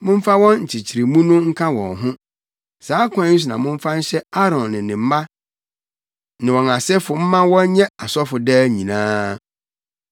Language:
Akan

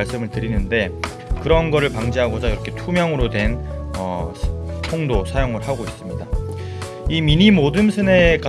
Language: Korean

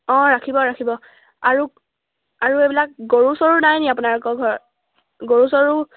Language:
Assamese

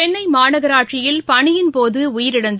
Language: Tamil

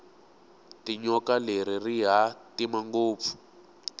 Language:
Tsonga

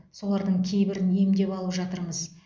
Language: Kazakh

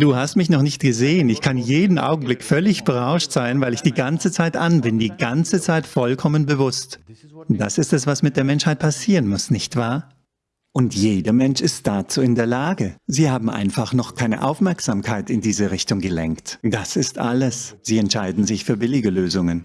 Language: German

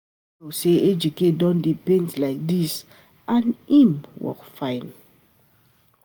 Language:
Nigerian Pidgin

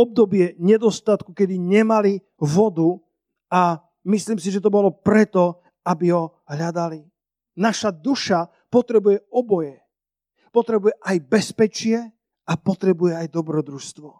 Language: Slovak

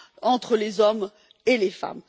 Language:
French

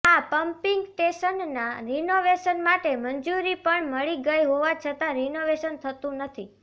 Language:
Gujarati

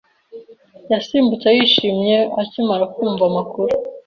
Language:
Kinyarwanda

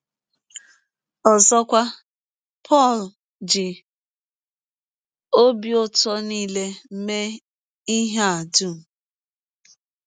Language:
Igbo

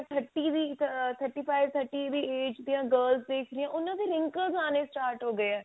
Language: Punjabi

